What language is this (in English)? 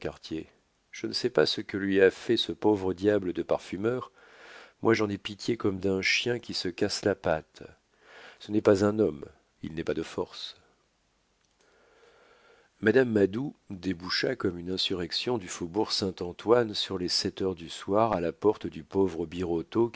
French